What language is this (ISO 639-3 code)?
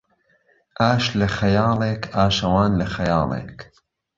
ckb